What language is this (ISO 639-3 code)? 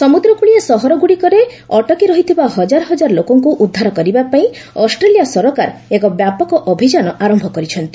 ori